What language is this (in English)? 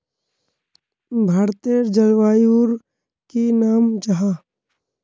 Magahi